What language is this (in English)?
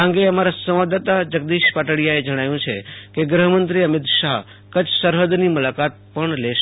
Gujarati